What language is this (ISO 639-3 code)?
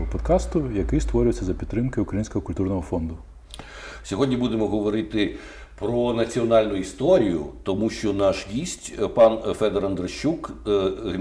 ukr